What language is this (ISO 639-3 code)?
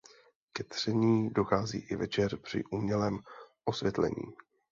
ces